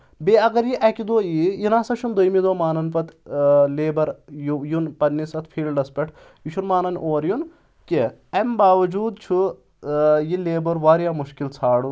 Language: Kashmiri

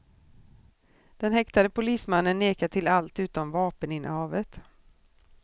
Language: Swedish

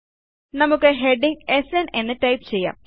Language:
Malayalam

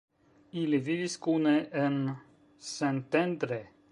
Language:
Esperanto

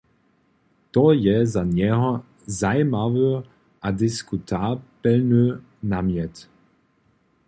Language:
Upper Sorbian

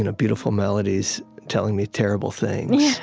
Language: English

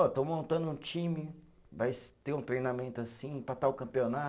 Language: Portuguese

